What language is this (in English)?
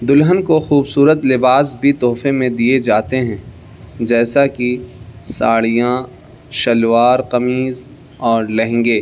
Urdu